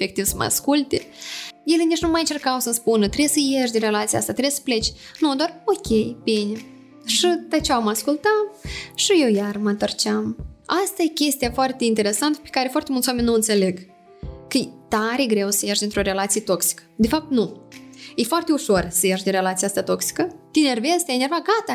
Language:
Romanian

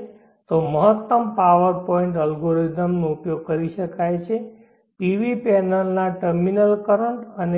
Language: Gujarati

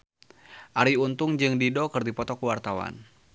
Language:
Sundanese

